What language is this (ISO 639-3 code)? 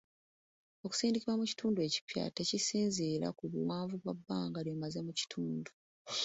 lug